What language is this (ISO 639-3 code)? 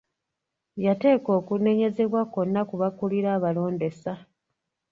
lug